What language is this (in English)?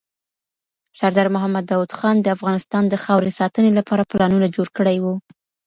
Pashto